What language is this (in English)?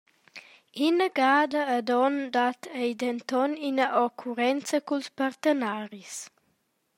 Romansh